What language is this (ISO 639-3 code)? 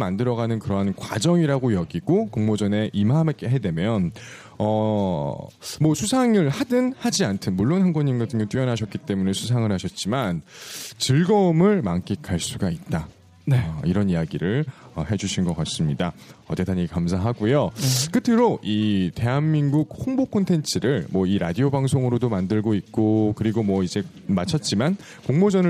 kor